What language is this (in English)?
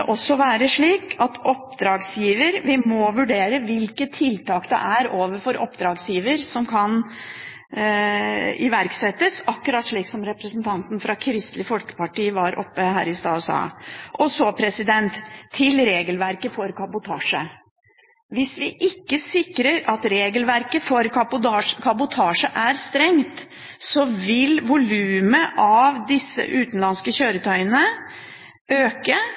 Norwegian Bokmål